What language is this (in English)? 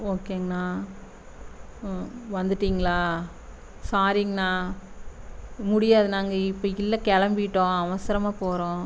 Tamil